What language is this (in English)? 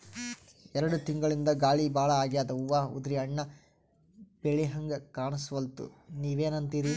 Kannada